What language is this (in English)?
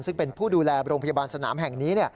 Thai